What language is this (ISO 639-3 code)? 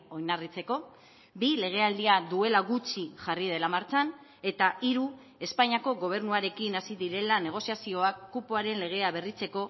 eus